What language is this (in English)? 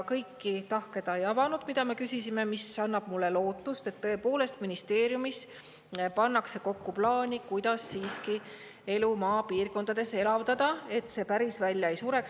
Estonian